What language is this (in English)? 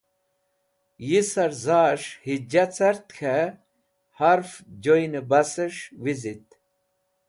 Wakhi